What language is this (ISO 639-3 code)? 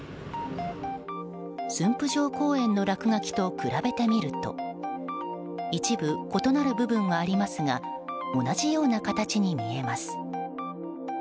jpn